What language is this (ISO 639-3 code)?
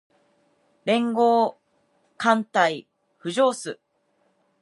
jpn